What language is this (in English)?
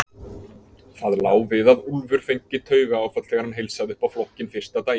Icelandic